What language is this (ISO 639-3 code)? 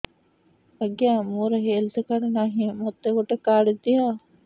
ori